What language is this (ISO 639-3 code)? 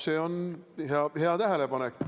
est